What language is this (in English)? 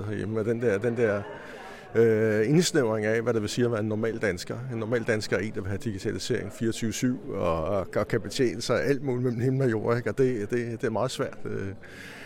Danish